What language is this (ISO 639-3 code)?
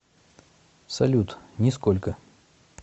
rus